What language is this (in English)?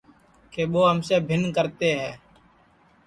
Sansi